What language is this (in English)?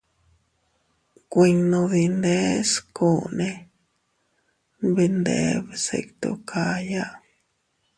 Teutila Cuicatec